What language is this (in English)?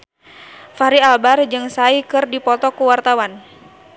Sundanese